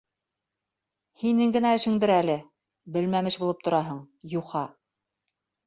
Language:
Bashkir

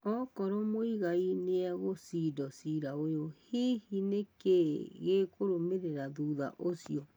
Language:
Kikuyu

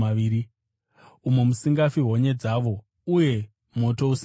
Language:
Shona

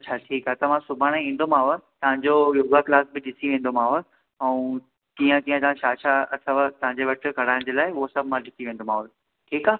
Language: Sindhi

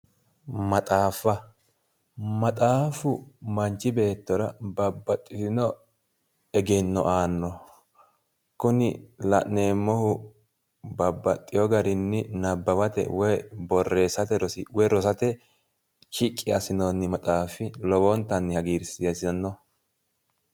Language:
Sidamo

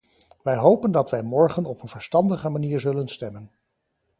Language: Dutch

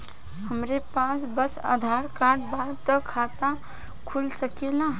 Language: Bhojpuri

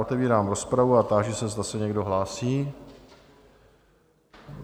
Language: Czech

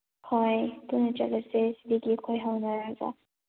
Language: Manipuri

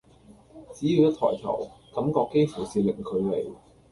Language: Cantonese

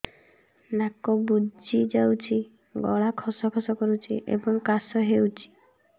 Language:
Odia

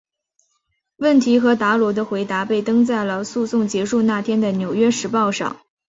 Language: Chinese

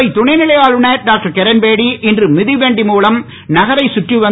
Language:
Tamil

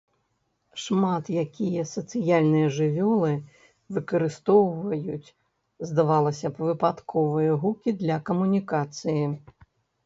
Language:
Belarusian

